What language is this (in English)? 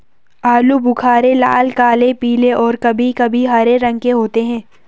Hindi